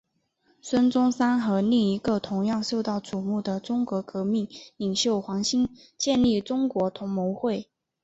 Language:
Chinese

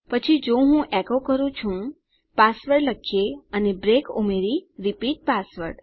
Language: Gujarati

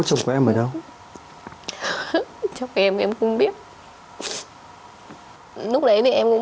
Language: Vietnamese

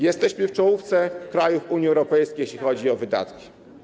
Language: Polish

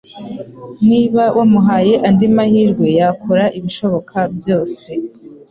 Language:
Kinyarwanda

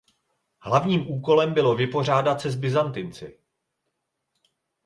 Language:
Czech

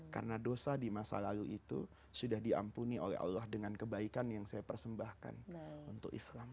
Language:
Indonesian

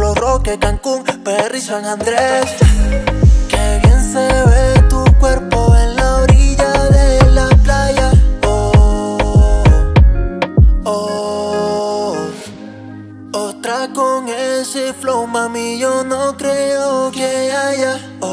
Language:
Arabic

